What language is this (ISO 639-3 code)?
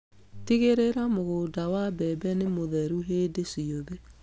kik